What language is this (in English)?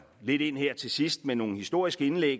Danish